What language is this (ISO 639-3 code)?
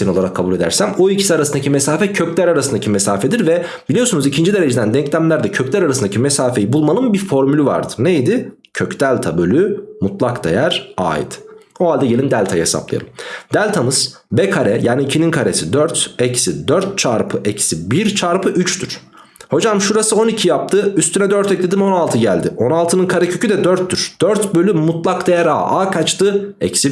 tur